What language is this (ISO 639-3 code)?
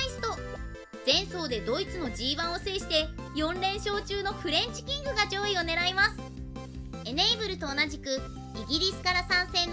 jpn